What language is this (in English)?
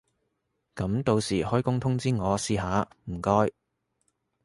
Cantonese